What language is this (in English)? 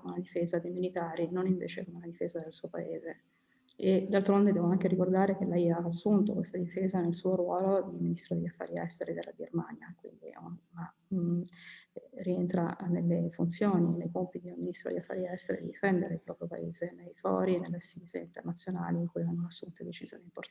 Italian